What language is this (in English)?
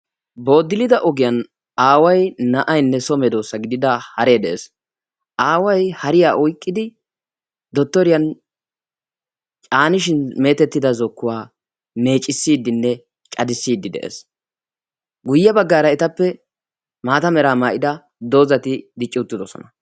Wolaytta